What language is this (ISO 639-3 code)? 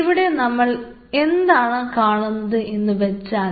mal